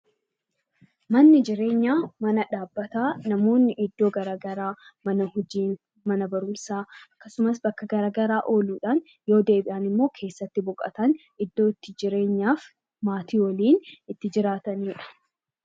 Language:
Oromo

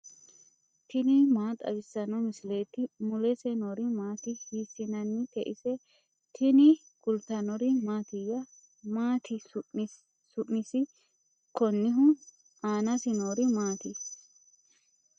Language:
Sidamo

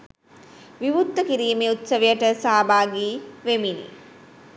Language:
Sinhala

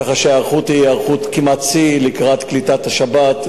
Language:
Hebrew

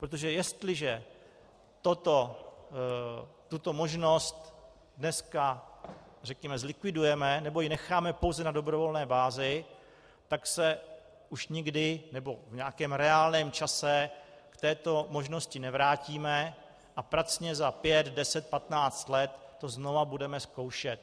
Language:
Czech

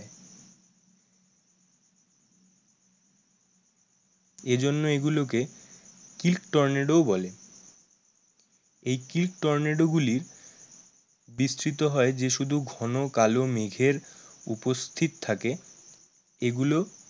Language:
Bangla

